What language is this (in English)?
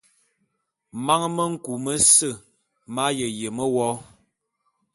Bulu